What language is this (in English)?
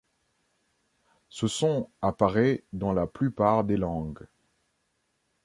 French